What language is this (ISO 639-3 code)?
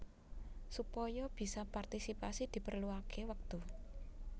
jav